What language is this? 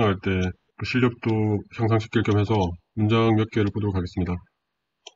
Korean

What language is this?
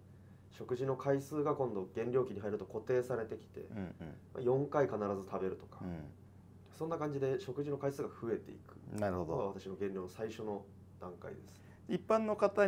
Japanese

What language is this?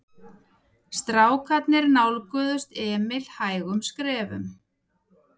Icelandic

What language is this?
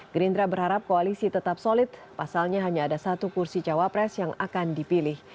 Indonesian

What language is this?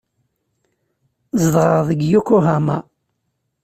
Kabyle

